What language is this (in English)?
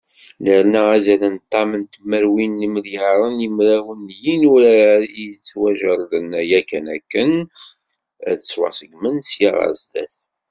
Kabyle